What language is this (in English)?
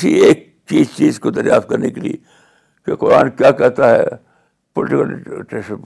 Urdu